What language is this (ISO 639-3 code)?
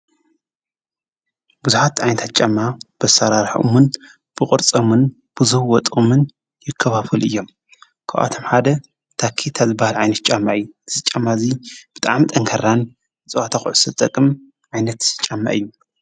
tir